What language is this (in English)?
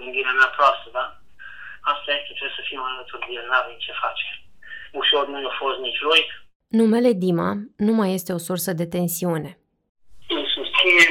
Romanian